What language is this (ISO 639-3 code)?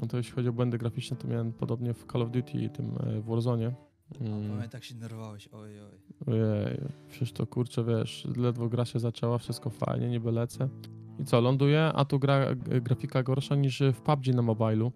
pol